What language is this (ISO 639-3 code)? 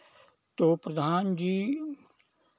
hin